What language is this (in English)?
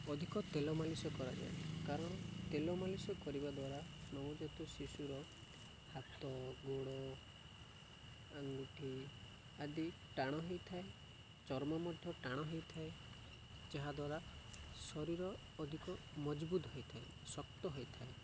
Odia